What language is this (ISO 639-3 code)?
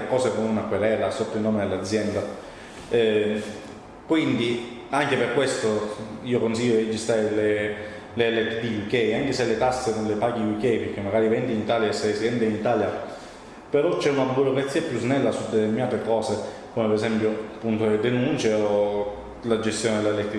ita